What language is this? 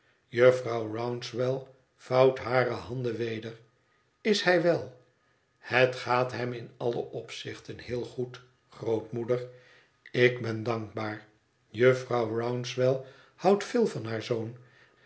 Dutch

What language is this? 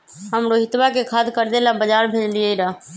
Magahi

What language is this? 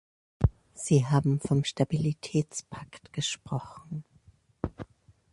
German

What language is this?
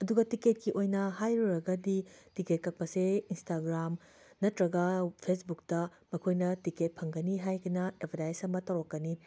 Manipuri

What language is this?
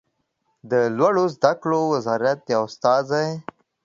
Pashto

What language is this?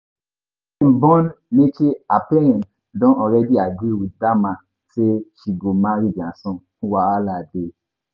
Nigerian Pidgin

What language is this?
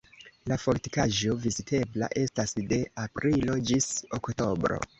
Esperanto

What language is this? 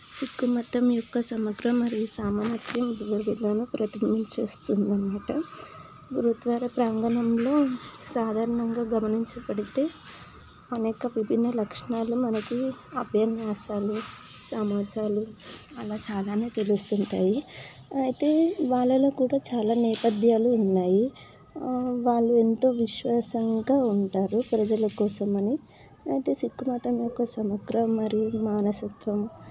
Telugu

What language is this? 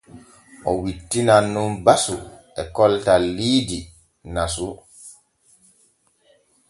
Borgu Fulfulde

